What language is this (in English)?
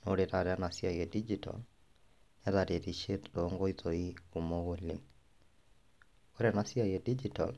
Masai